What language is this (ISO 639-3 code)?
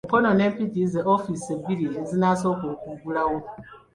lug